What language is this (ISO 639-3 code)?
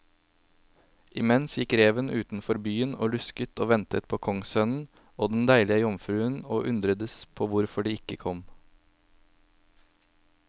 nor